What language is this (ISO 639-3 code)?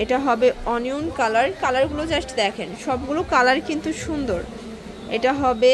ron